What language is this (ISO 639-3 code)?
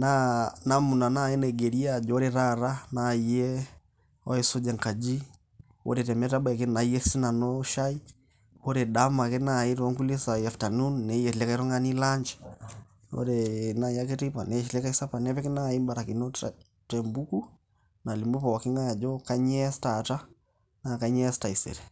mas